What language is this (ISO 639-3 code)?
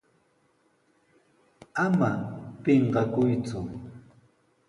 qws